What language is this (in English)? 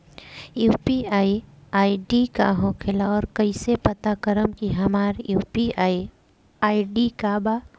Bhojpuri